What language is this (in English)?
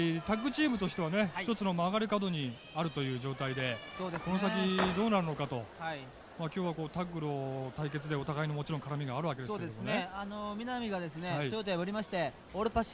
Japanese